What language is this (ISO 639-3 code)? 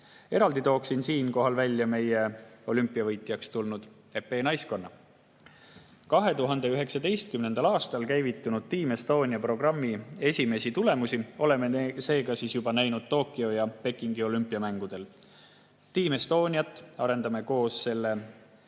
est